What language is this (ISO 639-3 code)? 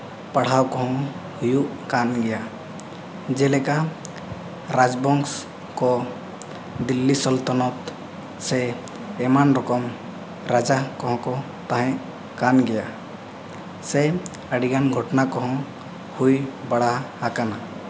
sat